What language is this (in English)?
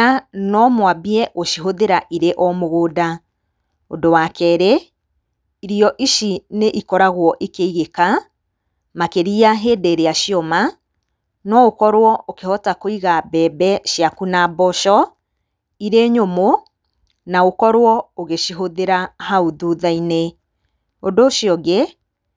Kikuyu